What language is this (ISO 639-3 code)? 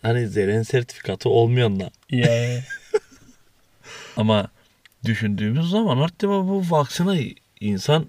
tur